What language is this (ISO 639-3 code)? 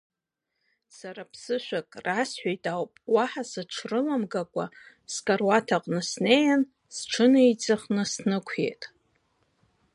abk